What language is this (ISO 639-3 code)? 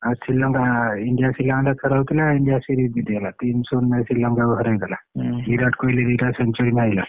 ori